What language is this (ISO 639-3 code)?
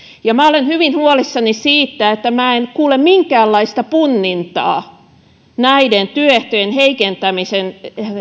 fin